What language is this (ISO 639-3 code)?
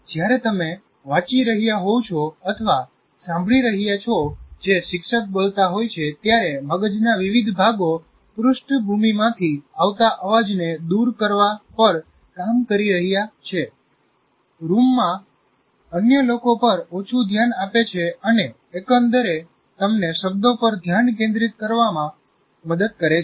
guj